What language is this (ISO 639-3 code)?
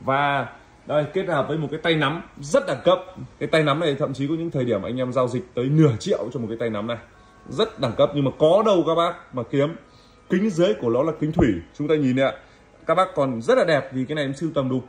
vie